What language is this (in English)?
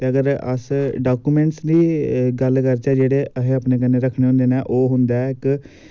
Dogri